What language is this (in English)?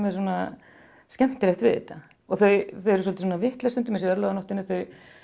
Icelandic